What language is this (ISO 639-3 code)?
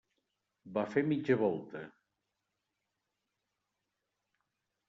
cat